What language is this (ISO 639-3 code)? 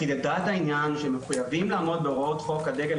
heb